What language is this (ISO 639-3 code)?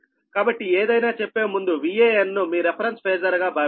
tel